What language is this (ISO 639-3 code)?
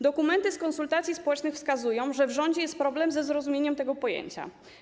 pol